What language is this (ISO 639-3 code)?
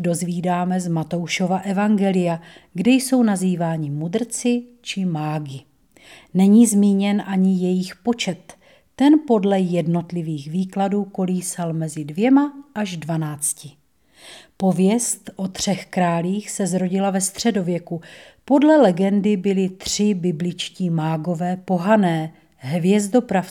ces